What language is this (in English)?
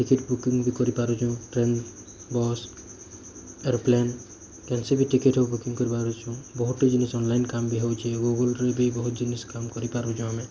Odia